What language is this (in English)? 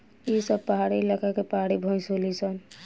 Bhojpuri